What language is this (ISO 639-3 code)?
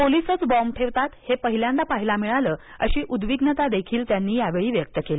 mar